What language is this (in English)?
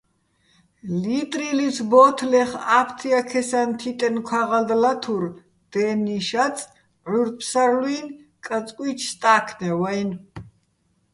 Bats